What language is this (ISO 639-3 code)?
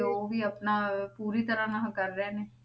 pan